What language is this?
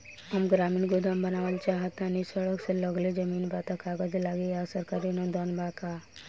Bhojpuri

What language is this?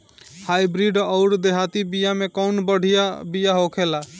Bhojpuri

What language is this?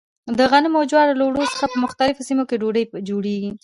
Pashto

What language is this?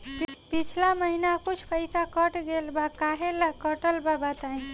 Bhojpuri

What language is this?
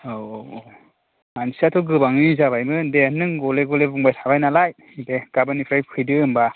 Bodo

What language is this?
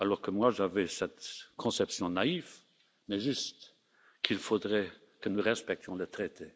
French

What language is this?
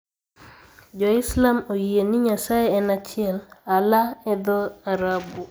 Luo (Kenya and Tanzania)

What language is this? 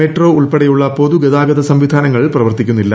Malayalam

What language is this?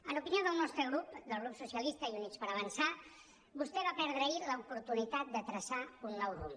Catalan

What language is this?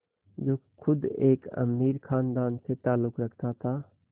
Hindi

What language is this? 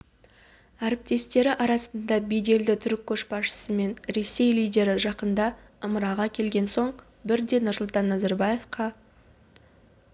Kazakh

